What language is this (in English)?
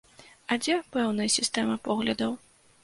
Belarusian